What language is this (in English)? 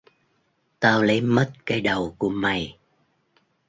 Vietnamese